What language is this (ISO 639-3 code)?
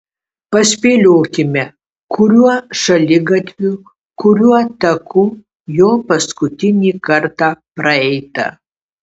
lit